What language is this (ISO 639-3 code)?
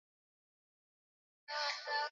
swa